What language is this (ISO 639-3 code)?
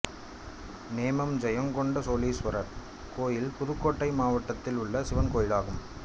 tam